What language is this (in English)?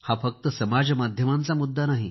Marathi